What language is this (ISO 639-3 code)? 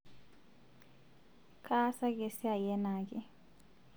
mas